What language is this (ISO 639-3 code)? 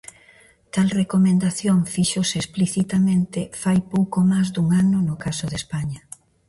glg